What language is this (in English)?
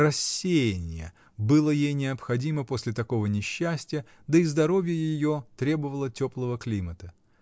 Russian